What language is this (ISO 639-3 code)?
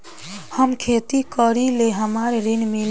bho